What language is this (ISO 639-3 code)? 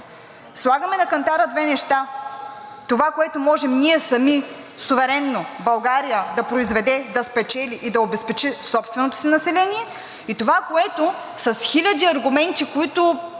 bul